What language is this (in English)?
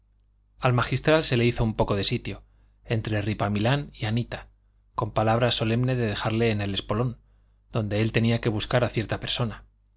Spanish